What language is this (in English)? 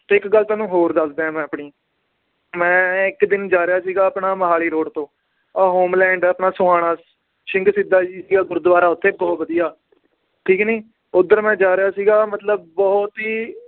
Punjabi